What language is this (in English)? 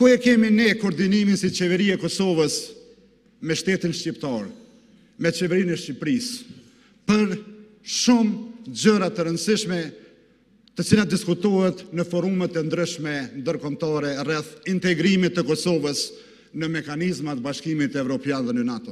Romanian